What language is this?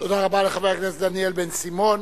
Hebrew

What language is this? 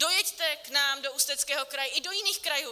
Czech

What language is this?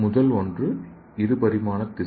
Tamil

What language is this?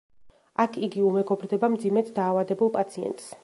Georgian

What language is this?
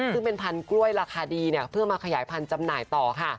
Thai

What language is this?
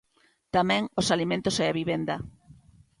Galician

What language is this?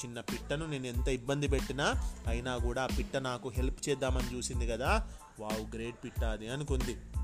Telugu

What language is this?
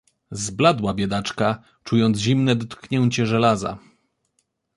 Polish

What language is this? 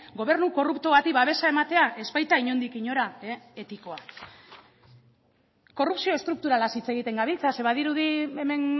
Basque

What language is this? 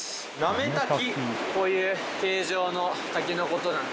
Japanese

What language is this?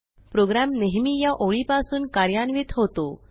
Marathi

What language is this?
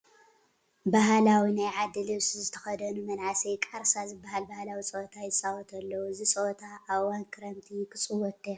Tigrinya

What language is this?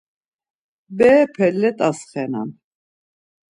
Laz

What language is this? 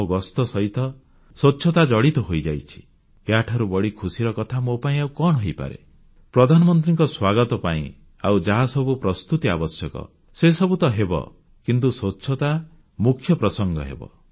Odia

